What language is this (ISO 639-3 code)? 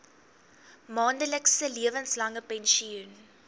afr